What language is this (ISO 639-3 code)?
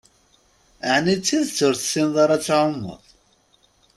kab